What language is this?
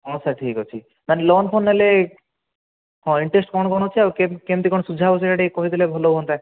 Odia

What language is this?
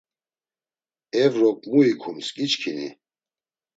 Laz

